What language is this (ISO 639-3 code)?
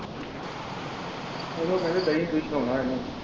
pan